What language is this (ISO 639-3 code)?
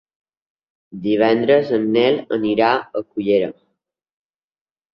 cat